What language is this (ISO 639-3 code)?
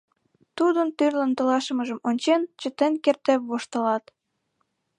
chm